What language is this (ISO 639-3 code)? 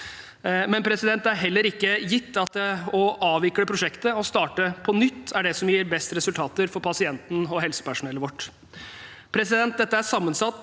nor